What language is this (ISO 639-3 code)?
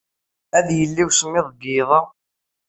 kab